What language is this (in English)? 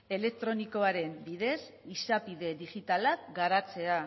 Basque